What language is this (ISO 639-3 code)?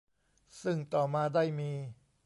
tha